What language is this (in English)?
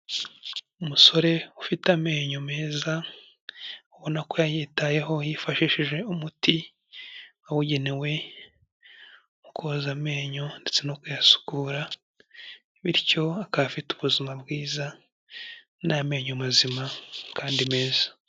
Kinyarwanda